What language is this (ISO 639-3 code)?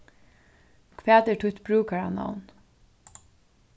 fao